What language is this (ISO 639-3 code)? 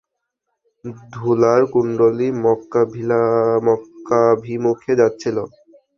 ben